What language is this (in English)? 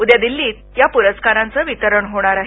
Marathi